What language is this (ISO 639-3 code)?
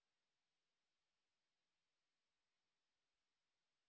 ben